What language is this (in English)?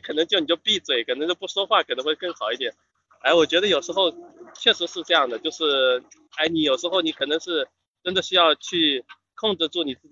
Chinese